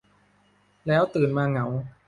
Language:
Thai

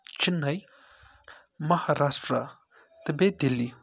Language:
Kashmiri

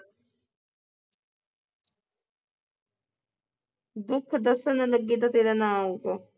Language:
Punjabi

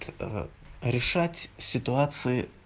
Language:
Russian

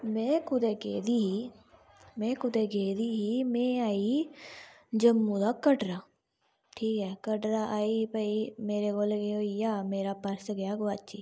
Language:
Dogri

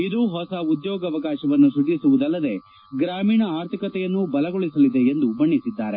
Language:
Kannada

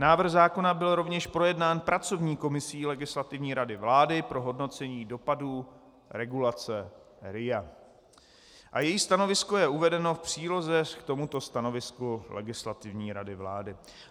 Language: Czech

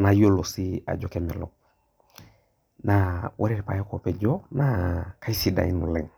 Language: Masai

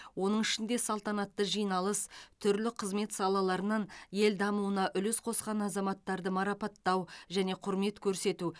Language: Kazakh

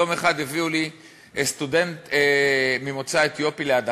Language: Hebrew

